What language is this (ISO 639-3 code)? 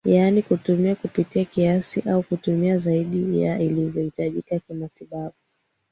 swa